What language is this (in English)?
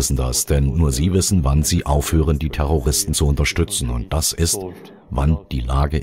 German